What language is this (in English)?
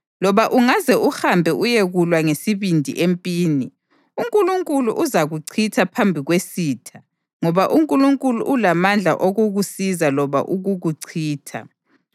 North Ndebele